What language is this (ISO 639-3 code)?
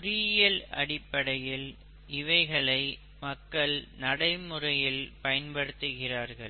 tam